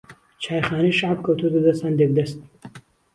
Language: Central Kurdish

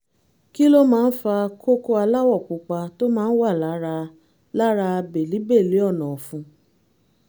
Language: Yoruba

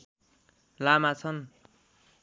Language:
Nepali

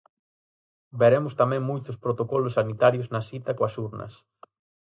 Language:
Galician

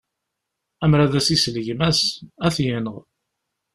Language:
Kabyle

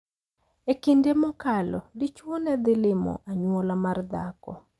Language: Luo (Kenya and Tanzania)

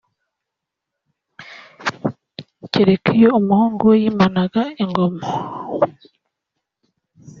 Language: Kinyarwanda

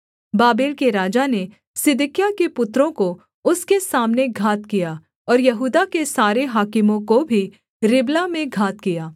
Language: Hindi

